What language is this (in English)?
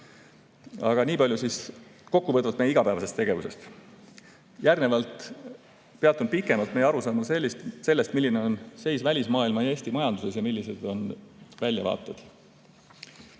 Estonian